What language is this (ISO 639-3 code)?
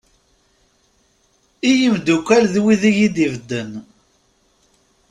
kab